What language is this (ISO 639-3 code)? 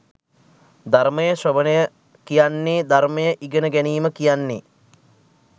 sin